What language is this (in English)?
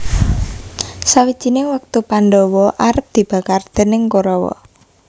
Javanese